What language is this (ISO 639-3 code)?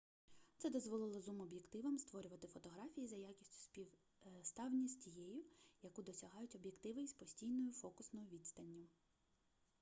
ukr